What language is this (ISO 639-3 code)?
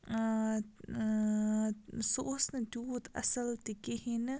kas